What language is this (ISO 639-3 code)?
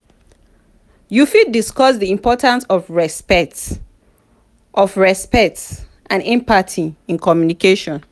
pcm